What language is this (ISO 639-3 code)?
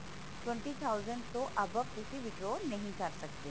pan